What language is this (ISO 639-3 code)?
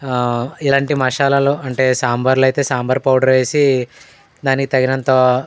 tel